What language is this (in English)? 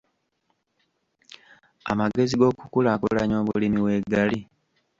Ganda